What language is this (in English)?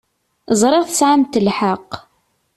Kabyle